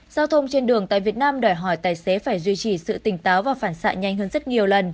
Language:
Vietnamese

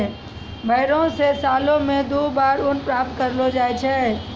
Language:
Maithili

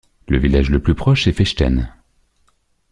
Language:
French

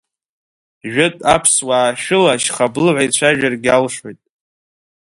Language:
Abkhazian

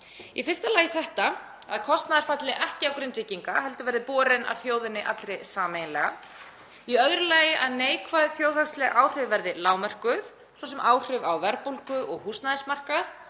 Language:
Icelandic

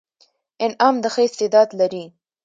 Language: Pashto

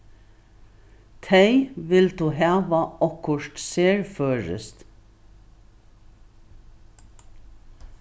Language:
Faroese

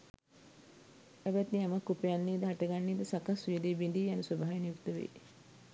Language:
Sinhala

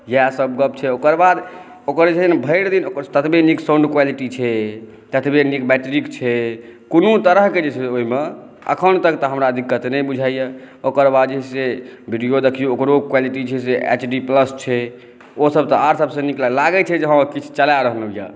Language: Maithili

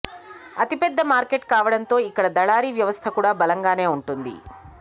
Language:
Telugu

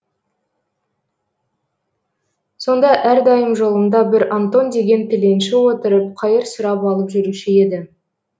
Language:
Kazakh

